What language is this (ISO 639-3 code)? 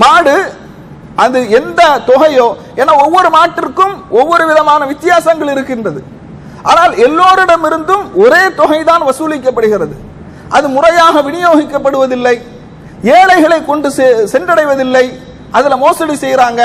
ara